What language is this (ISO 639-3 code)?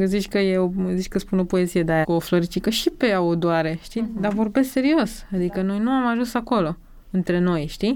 ron